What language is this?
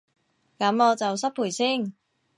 Cantonese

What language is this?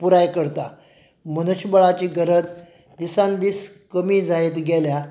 Konkani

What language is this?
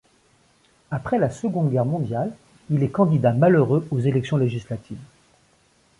French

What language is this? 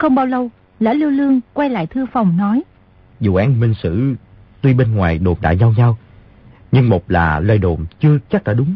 Vietnamese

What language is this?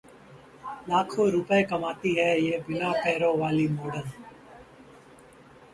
Hindi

